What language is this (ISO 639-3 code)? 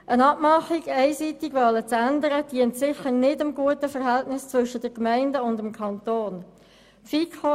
gsw